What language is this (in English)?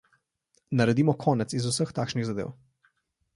Slovenian